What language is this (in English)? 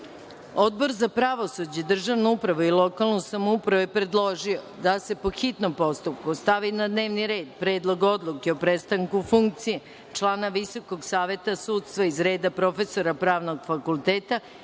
Serbian